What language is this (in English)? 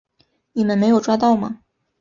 Chinese